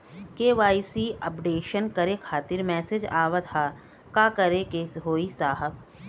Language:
Bhojpuri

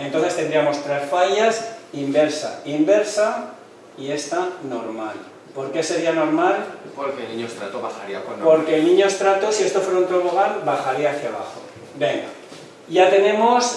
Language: Spanish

